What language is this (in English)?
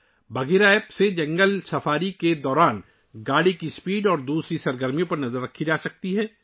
Urdu